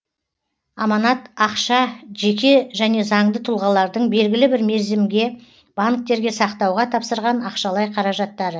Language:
Kazakh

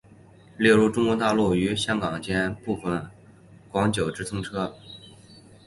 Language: Chinese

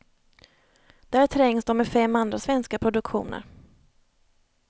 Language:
Swedish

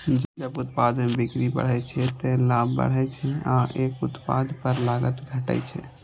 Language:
Maithili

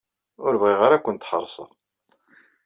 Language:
Kabyle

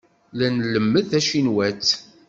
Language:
Kabyle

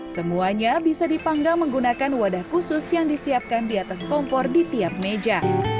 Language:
Indonesian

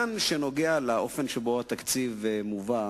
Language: Hebrew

